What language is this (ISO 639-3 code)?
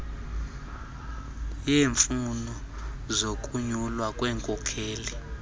xho